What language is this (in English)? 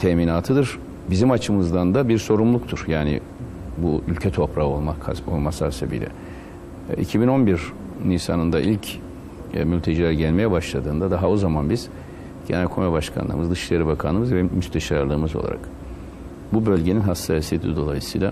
Turkish